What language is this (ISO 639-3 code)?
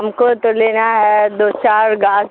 urd